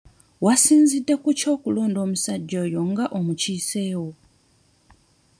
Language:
Ganda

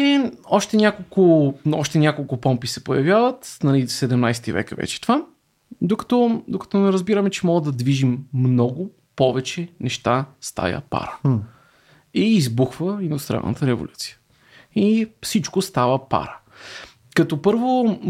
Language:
Bulgarian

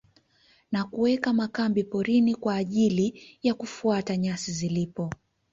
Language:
Swahili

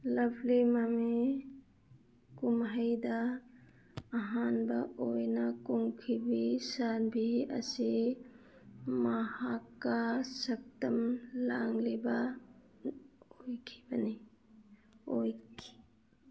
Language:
Manipuri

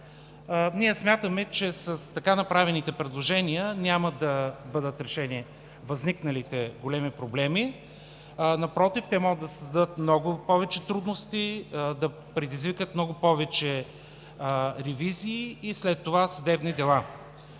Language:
Bulgarian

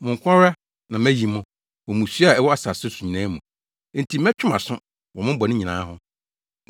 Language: Akan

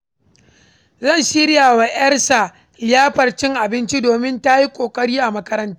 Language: Hausa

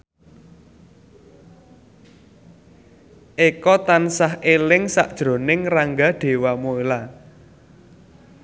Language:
Javanese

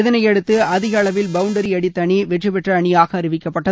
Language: Tamil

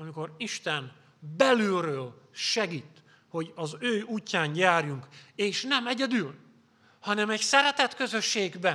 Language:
Hungarian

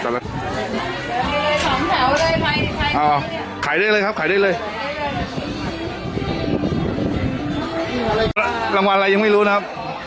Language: Thai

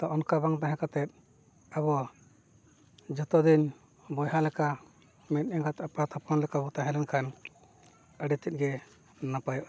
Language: Santali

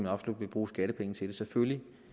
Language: Danish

